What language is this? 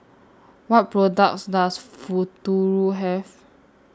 English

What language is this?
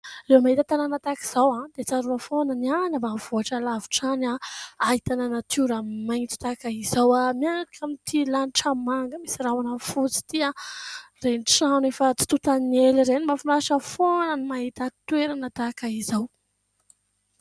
Malagasy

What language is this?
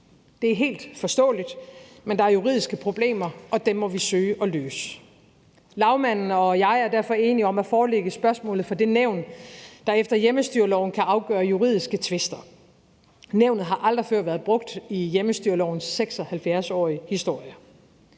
Danish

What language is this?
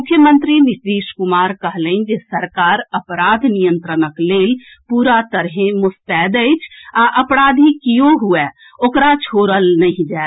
Maithili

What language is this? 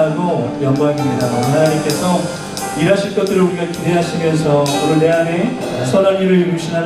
Korean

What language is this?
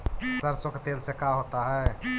Magahi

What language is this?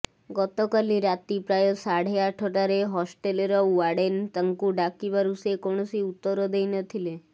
Odia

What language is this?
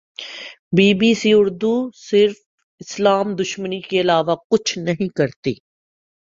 Urdu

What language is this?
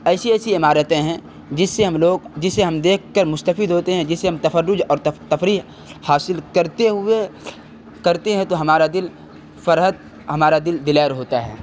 Urdu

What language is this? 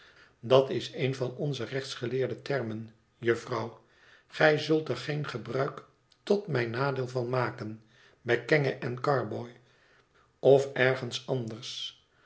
Dutch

